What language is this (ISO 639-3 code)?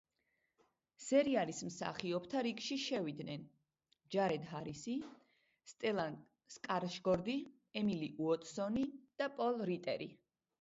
kat